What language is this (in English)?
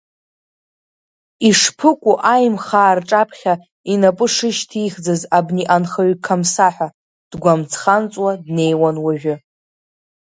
Abkhazian